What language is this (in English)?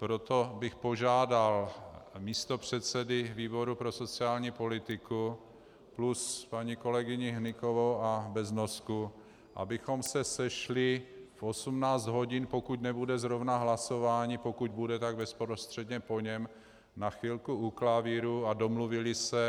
Czech